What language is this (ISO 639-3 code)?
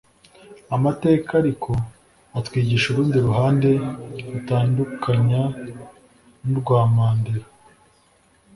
kin